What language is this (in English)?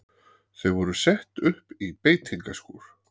Icelandic